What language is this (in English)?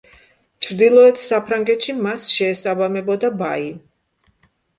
Georgian